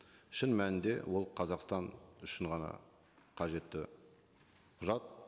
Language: Kazakh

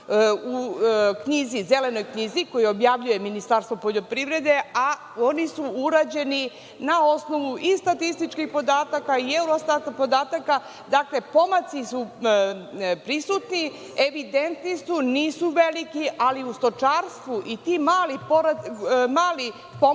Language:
Serbian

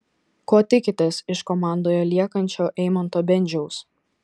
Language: Lithuanian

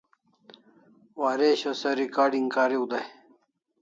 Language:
Kalasha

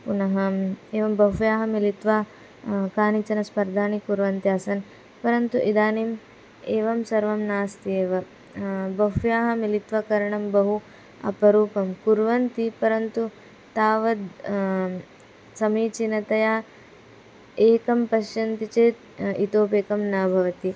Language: Sanskrit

